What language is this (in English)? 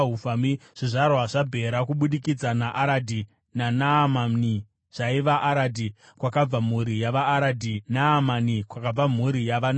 Shona